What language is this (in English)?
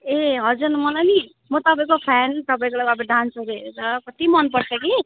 Nepali